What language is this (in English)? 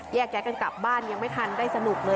Thai